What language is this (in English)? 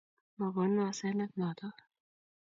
Kalenjin